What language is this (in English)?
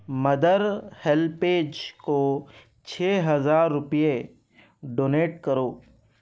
Urdu